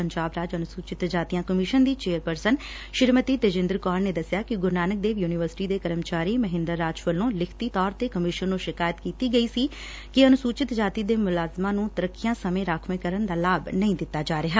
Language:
Punjabi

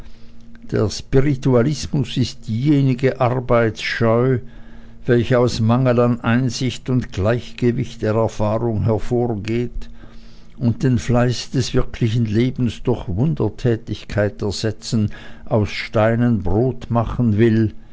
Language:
German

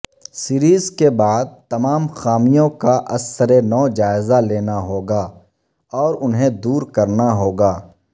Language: Urdu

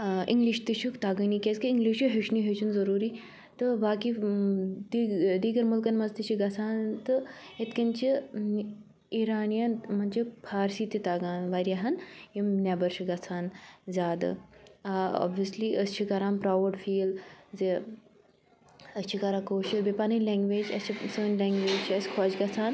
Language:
Kashmiri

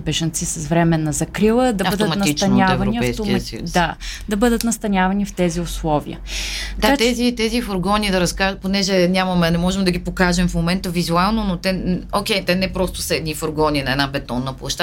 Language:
Bulgarian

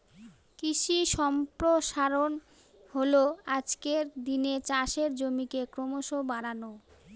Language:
Bangla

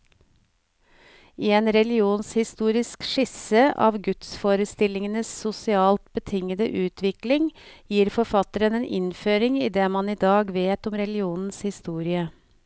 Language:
Norwegian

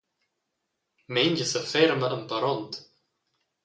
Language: Romansh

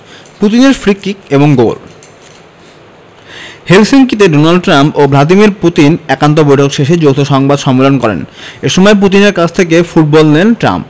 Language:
Bangla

